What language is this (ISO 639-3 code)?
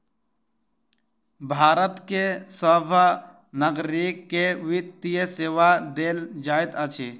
mai